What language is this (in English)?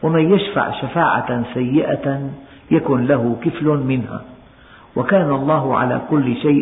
Arabic